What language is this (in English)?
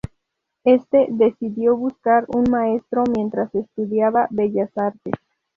Spanish